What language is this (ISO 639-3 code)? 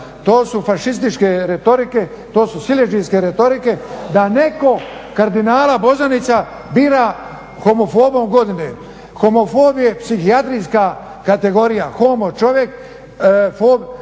hrv